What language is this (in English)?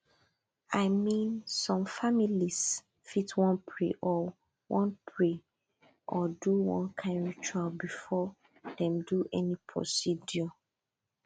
Nigerian Pidgin